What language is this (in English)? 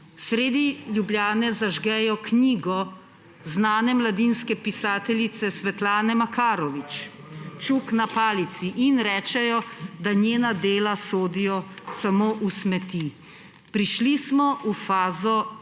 Slovenian